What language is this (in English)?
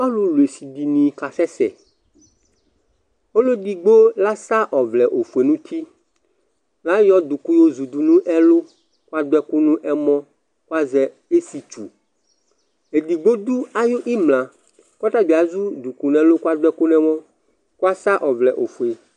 Ikposo